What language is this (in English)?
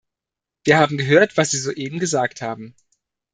German